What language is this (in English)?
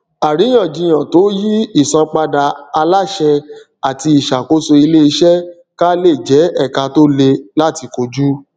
Yoruba